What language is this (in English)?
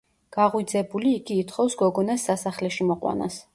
Georgian